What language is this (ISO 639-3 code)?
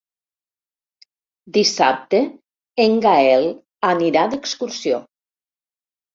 cat